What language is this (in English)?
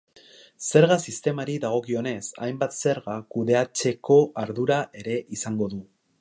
Basque